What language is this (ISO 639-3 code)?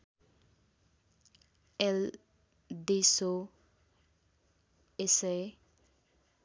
nep